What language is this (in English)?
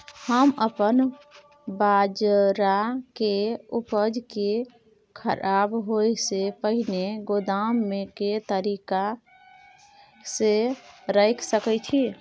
Maithili